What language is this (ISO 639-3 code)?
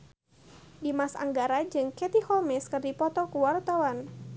sun